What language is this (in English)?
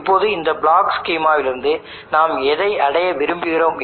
Tamil